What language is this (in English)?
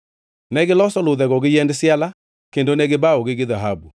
Luo (Kenya and Tanzania)